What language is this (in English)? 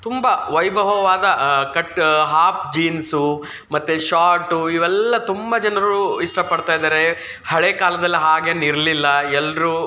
Kannada